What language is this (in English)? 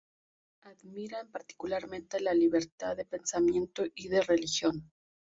Spanish